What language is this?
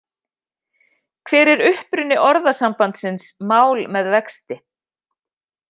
Icelandic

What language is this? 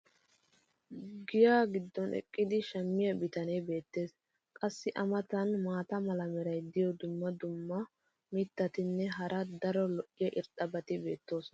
Wolaytta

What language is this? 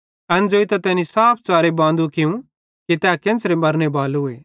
Bhadrawahi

